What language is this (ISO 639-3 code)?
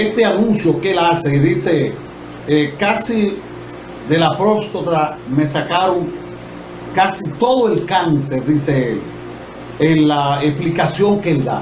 spa